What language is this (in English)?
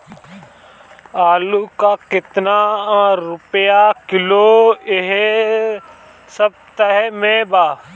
Bhojpuri